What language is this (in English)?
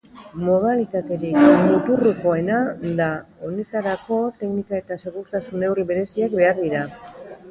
Basque